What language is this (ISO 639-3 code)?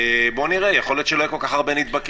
heb